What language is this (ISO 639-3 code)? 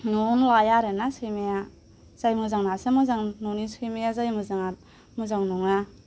brx